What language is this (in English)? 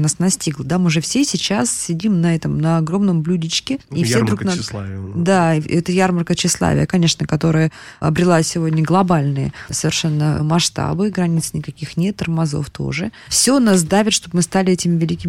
Russian